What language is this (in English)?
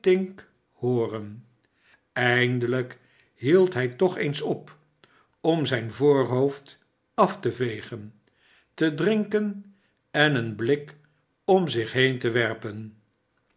Dutch